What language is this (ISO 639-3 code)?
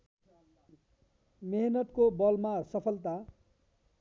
nep